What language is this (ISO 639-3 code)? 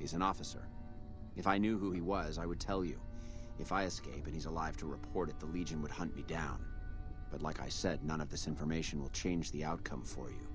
tur